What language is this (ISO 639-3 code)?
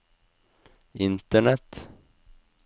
nor